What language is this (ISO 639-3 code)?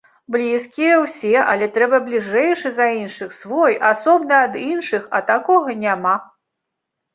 bel